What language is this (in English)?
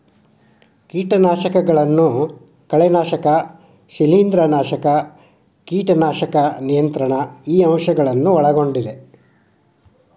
Kannada